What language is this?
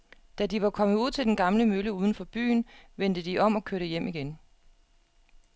Danish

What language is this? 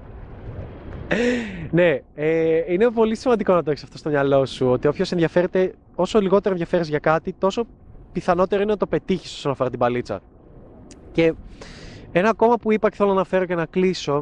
Greek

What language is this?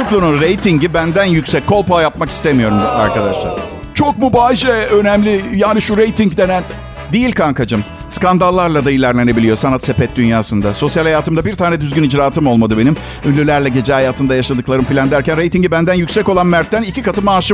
Turkish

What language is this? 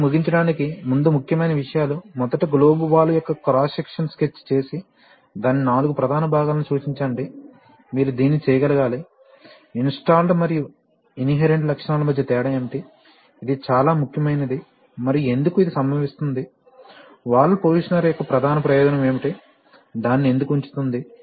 Telugu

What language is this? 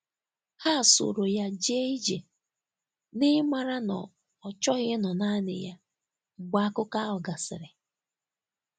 Igbo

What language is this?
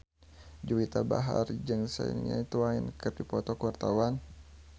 Sundanese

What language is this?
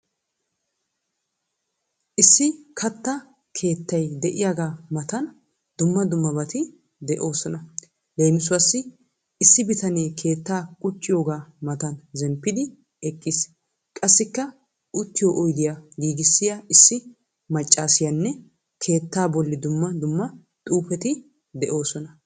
Wolaytta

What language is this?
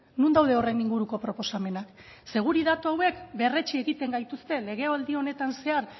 Basque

